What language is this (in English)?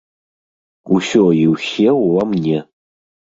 Belarusian